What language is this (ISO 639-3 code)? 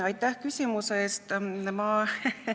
est